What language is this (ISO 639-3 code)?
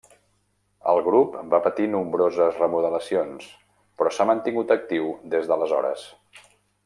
cat